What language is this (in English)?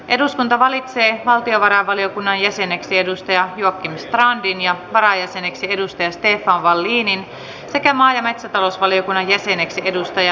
Finnish